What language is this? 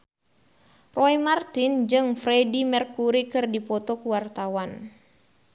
Sundanese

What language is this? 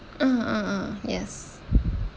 English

